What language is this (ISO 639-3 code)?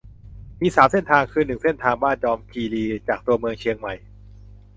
tha